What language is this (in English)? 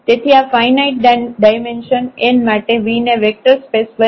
Gujarati